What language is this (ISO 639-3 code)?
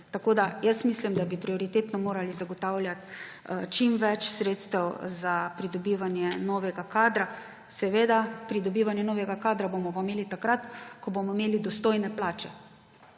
slv